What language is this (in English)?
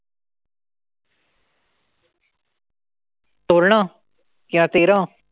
Marathi